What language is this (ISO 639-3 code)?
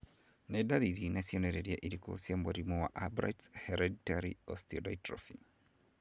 kik